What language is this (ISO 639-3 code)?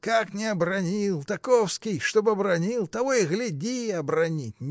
rus